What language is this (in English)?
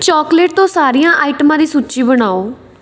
Punjabi